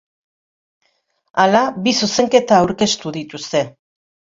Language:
Basque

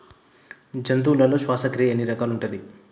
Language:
Telugu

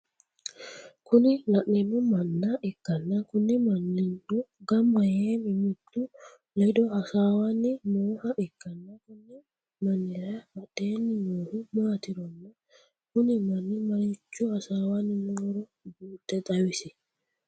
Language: Sidamo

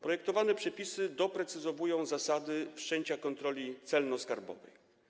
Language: Polish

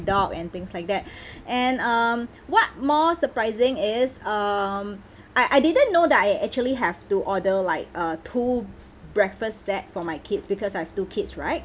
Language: English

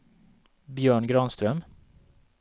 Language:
Swedish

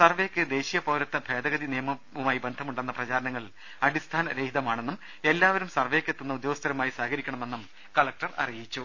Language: Malayalam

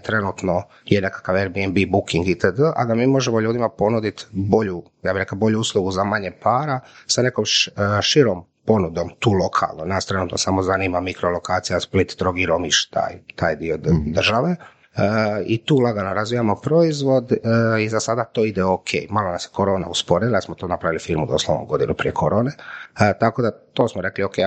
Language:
Croatian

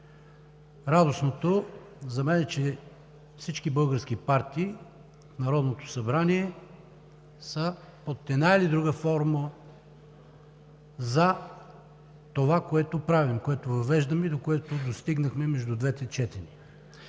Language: Bulgarian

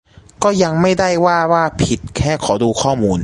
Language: Thai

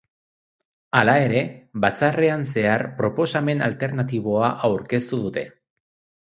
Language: Basque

